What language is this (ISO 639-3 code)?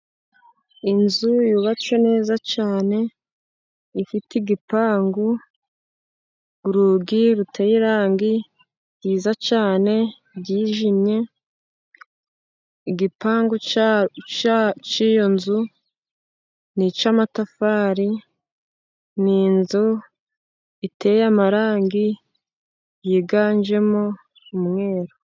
kin